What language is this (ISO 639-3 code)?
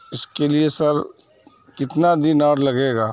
urd